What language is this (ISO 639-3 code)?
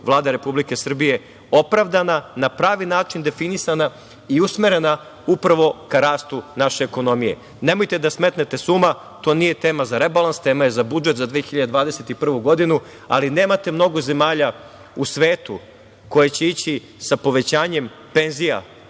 srp